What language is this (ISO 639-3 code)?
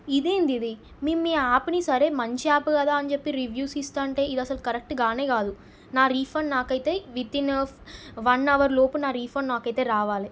tel